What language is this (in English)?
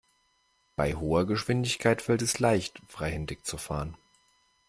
German